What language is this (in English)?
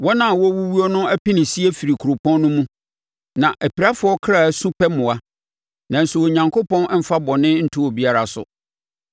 Akan